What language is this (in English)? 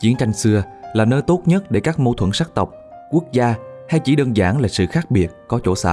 Vietnamese